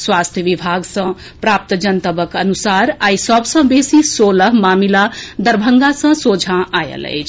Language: Maithili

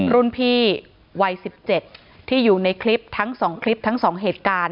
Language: Thai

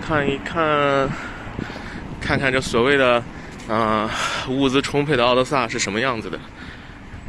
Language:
Chinese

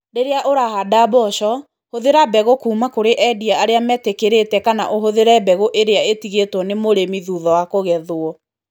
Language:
Kikuyu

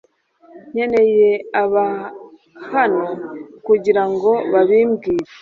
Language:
Kinyarwanda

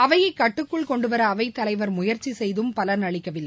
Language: Tamil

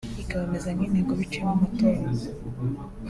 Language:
Kinyarwanda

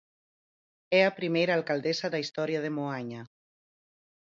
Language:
Galician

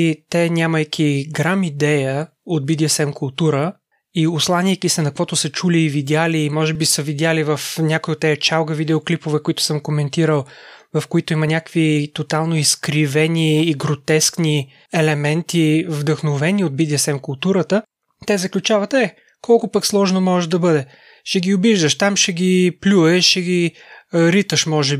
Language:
Bulgarian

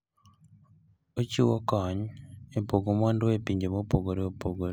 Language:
Luo (Kenya and Tanzania)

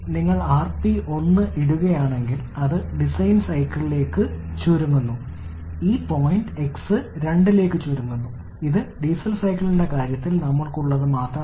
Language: Malayalam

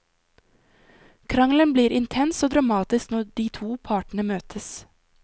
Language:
Norwegian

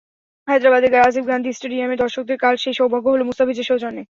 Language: Bangla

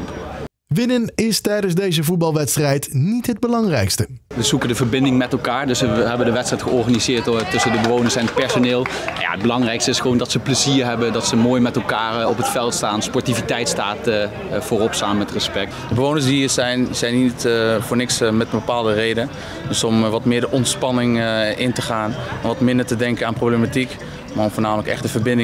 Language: Dutch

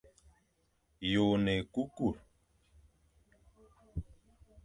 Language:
Fang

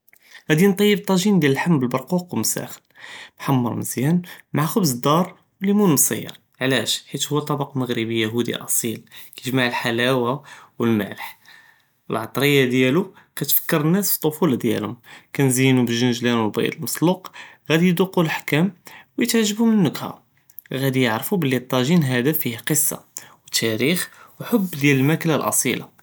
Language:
Judeo-Arabic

